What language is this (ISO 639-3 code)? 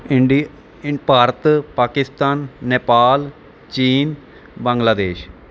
pan